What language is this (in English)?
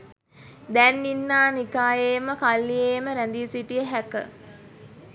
Sinhala